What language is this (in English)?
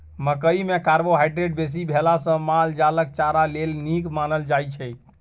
Maithili